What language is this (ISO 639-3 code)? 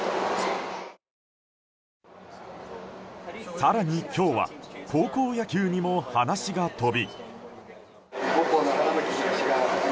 jpn